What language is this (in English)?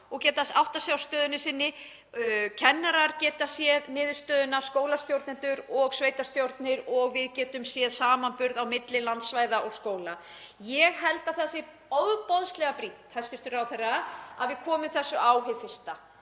Icelandic